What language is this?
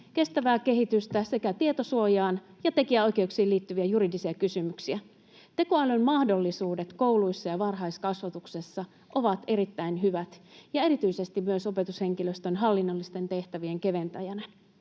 Finnish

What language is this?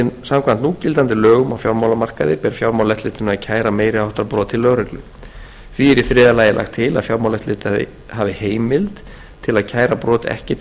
Icelandic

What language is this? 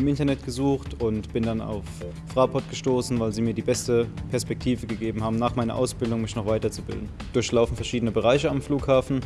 German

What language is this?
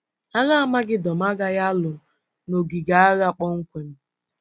Igbo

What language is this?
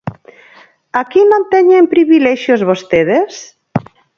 Galician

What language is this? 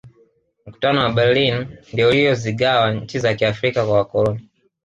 Swahili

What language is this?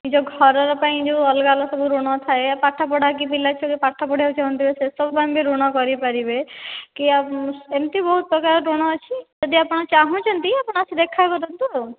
Odia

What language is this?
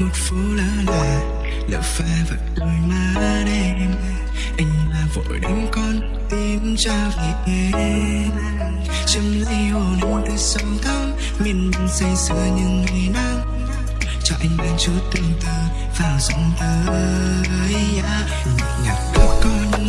Vietnamese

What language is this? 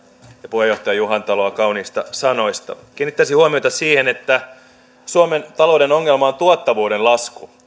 Finnish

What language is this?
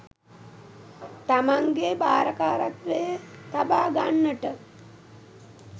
Sinhala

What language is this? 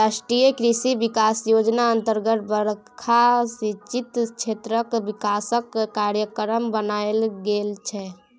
Maithili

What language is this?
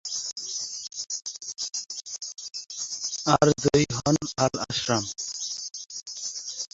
Bangla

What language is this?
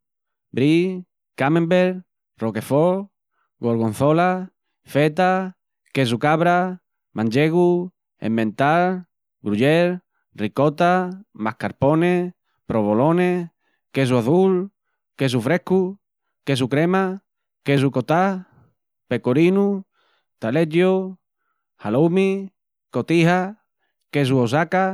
Extremaduran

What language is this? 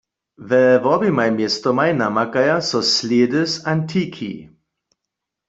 Upper Sorbian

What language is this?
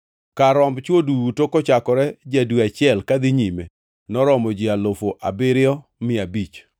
Luo (Kenya and Tanzania)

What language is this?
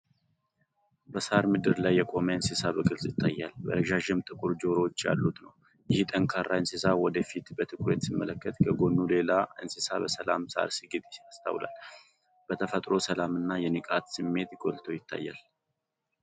Amharic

